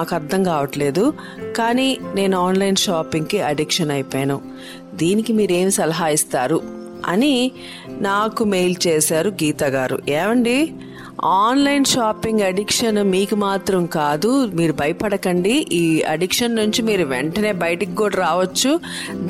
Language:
Telugu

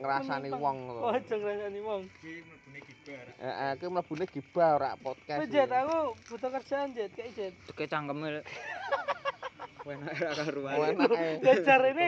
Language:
Malay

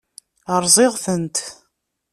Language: Kabyle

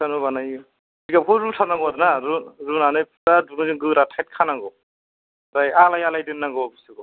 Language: Bodo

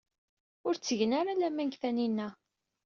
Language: Kabyle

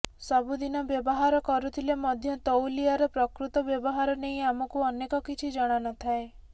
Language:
Odia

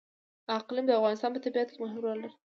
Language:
Pashto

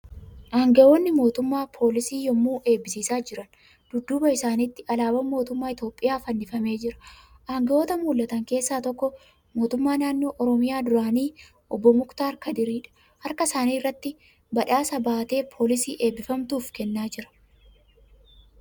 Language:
Oromo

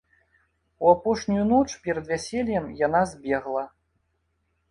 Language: Belarusian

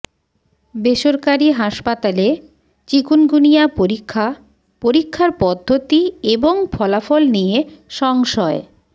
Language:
Bangla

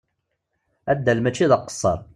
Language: Kabyle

